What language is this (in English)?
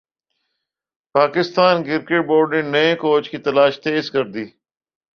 Urdu